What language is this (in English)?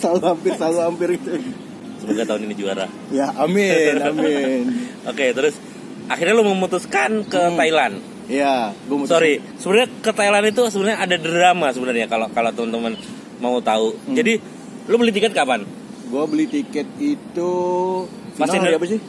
Indonesian